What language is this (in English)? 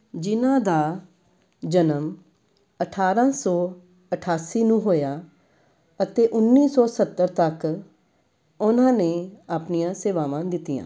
Punjabi